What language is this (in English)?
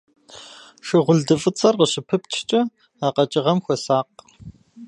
Kabardian